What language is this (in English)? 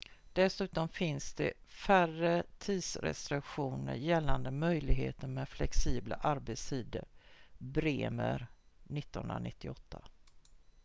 Swedish